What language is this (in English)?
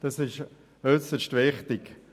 Swiss German